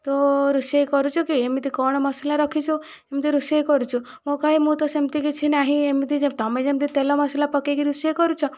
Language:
Odia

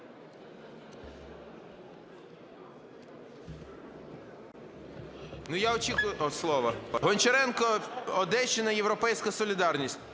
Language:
Ukrainian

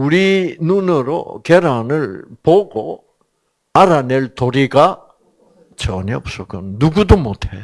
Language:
Korean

